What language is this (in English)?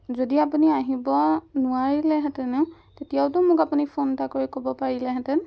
Assamese